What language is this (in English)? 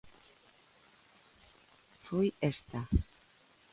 Galician